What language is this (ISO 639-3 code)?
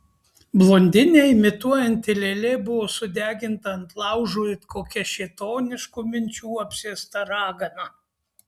lit